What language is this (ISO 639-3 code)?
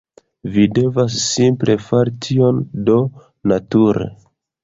epo